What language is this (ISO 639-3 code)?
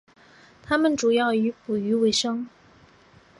zho